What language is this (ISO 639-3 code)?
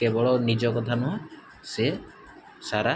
ori